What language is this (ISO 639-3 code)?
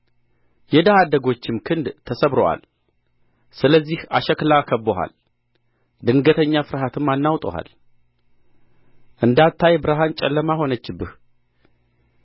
amh